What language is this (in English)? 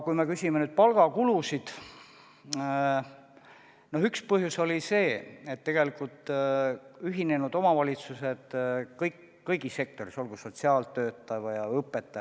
Estonian